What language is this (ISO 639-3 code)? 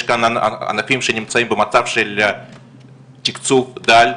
heb